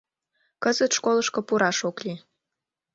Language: Mari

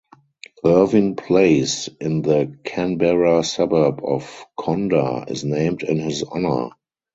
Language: English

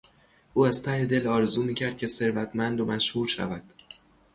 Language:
Persian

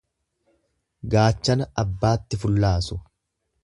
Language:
Oromo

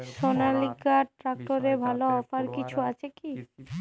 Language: Bangla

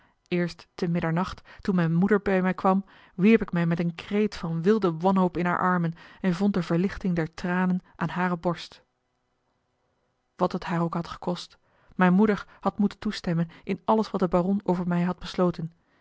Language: Dutch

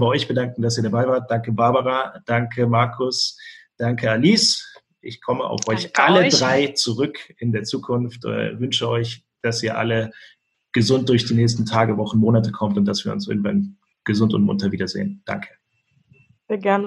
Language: German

